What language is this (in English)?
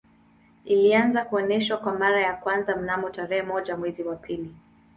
Swahili